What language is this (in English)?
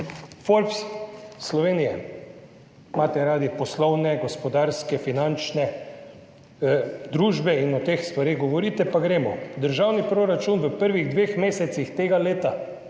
Slovenian